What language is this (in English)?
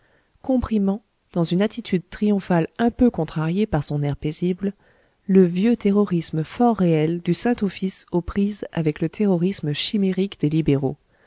French